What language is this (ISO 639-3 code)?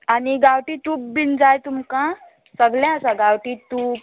kok